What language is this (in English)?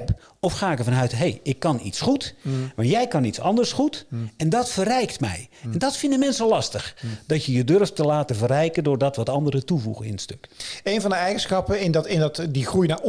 Dutch